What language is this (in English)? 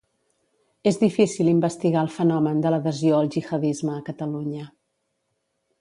Catalan